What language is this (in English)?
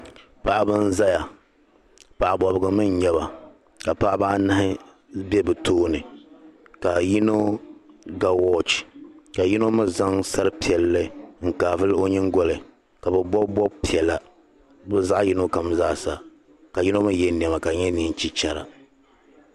Dagbani